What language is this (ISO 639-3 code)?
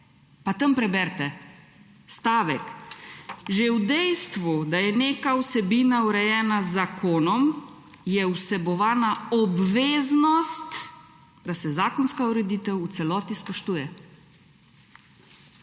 slv